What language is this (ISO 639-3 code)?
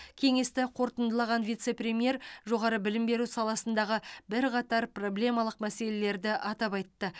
kaz